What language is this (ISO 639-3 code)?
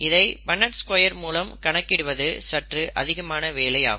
tam